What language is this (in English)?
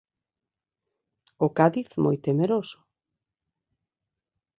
Galician